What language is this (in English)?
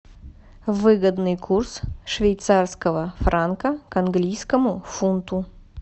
Russian